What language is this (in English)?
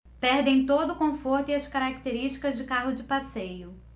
Portuguese